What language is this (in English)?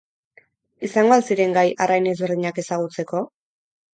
Basque